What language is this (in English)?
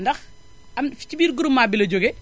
Wolof